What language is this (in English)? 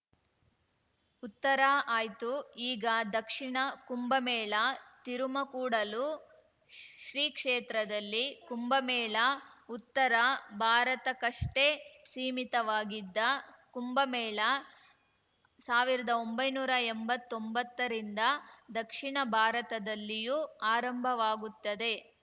Kannada